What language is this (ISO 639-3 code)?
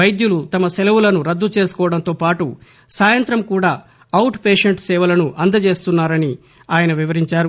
tel